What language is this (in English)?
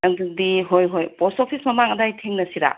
Manipuri